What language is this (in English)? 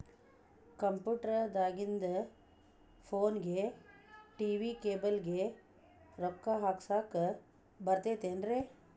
Kannada